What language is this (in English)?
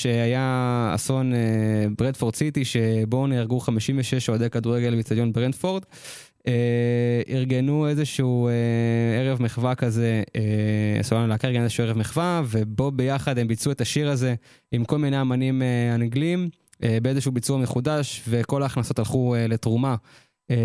Hebrew